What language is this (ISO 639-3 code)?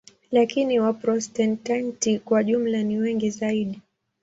swa